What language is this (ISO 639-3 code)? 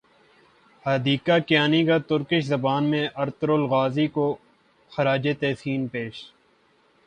urd